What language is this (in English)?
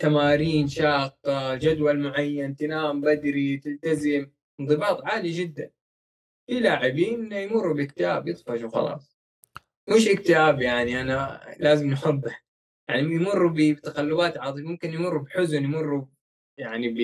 Arabic